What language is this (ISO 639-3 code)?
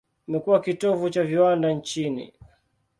swa